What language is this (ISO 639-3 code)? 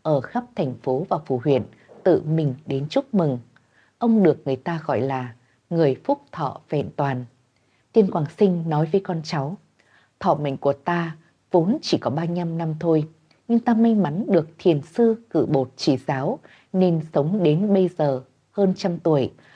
vie